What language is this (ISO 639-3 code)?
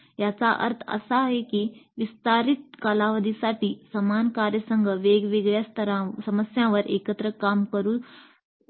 mar